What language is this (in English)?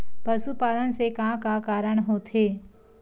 Chhattisgarhi